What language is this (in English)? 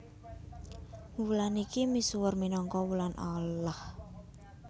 Javanese